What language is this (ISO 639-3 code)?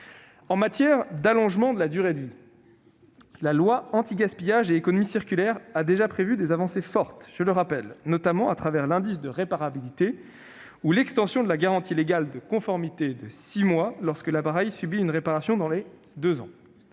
fra